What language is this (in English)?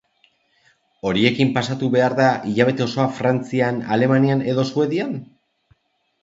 Basque